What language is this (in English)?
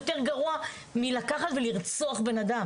Hebrew